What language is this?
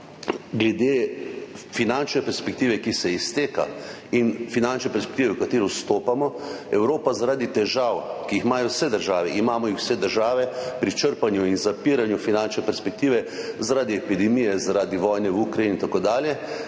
Slovenian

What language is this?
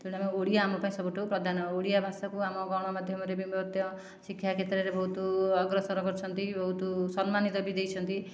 Odia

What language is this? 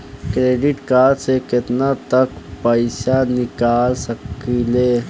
Bhojpuri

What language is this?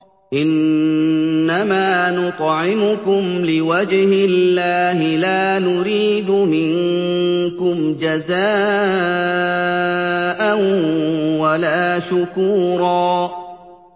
Arabic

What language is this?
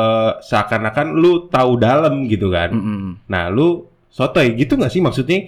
Indonesian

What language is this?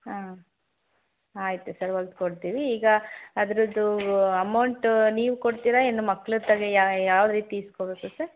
Kannada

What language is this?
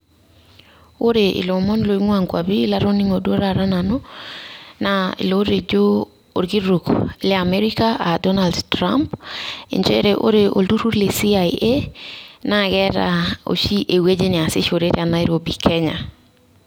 Masai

